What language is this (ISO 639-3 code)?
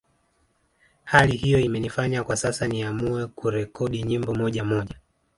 swa